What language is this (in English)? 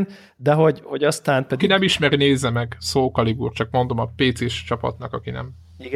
Hungarian